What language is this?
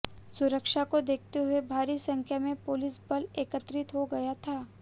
Hindi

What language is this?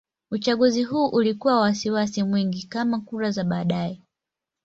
Swahili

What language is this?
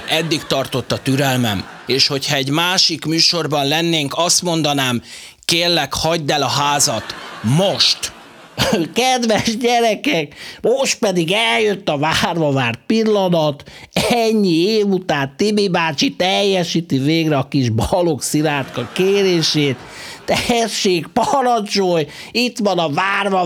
Hungarian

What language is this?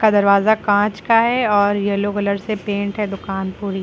Hindi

